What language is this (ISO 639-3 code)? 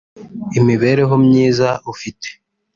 kin